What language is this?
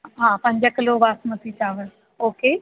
Sindhi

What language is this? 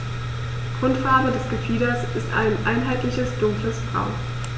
German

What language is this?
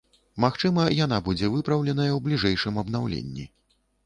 Belarusian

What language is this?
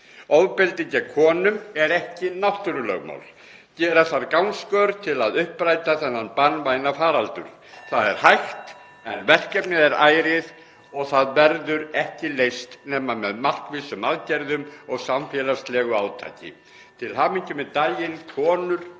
Icelandic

